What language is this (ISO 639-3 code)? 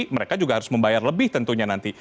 ind